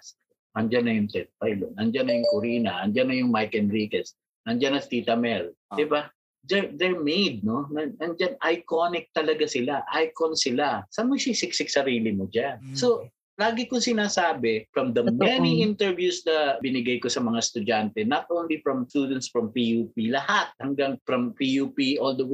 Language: Filipino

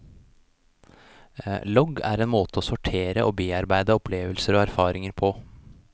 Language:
Norwegian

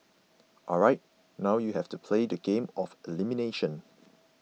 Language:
English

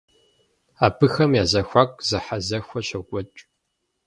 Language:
Kabardian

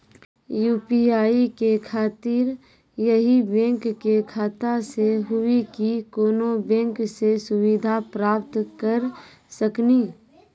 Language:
Maithili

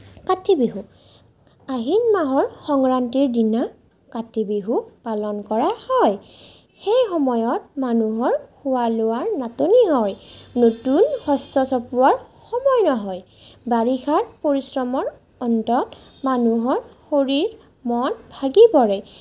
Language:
Assamese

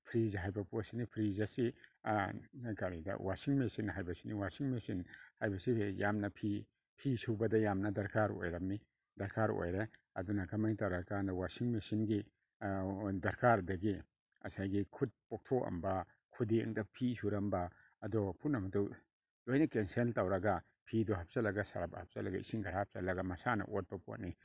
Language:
Manipuri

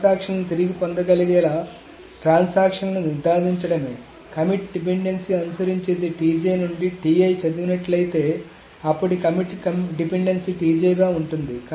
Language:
Telugu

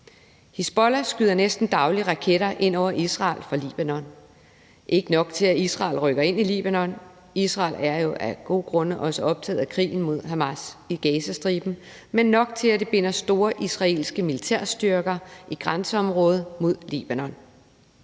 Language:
Danish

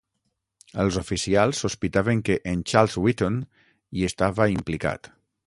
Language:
Catalan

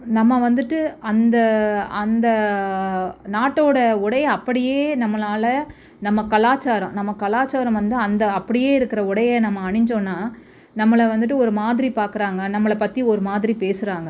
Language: Tamil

